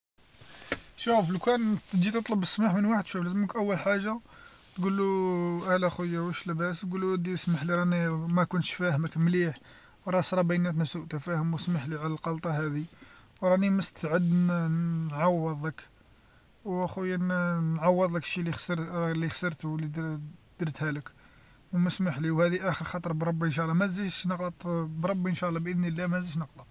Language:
Algerian Arabic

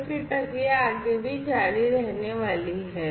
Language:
Hindi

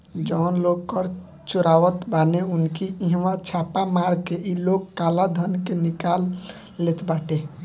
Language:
Bhojpuri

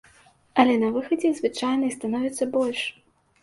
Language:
Belarusian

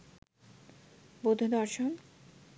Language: Bangla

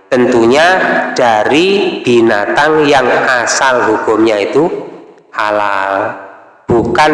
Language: Indonesian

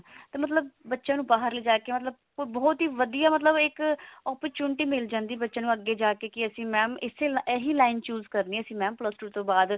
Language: Punjabi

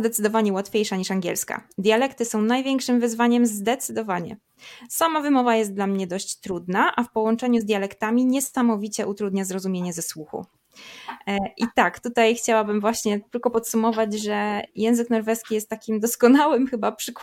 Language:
Polish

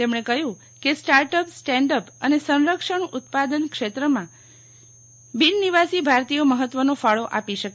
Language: Gujarati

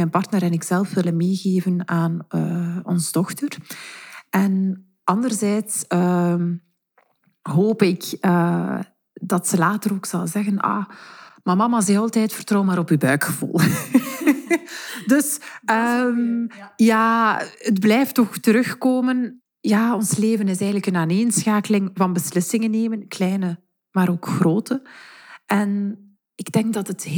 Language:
Dutch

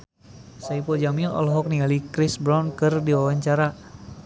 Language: Sundanese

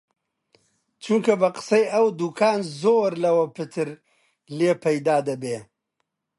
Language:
Central Kurdish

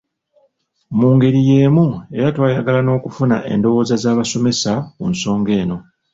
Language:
Ganda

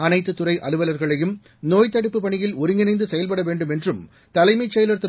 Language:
Tamil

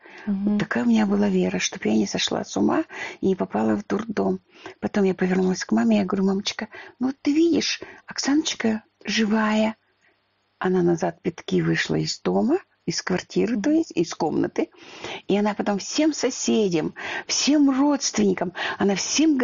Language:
Russian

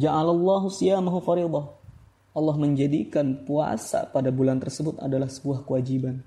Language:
Indonesian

